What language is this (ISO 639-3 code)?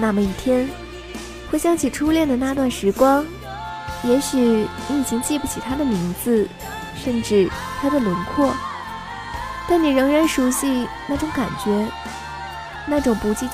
zho